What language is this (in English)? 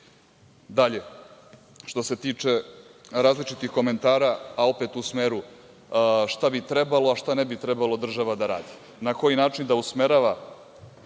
Serbian